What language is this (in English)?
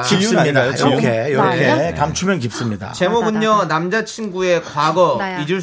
Korean